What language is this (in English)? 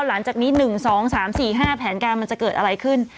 Thai